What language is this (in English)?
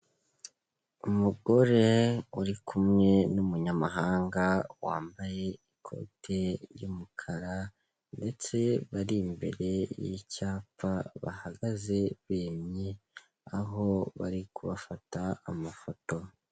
Kinyarwanda